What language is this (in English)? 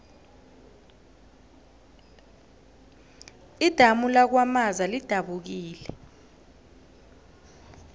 South Ndebele